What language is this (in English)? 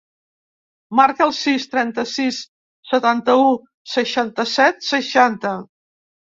Catalan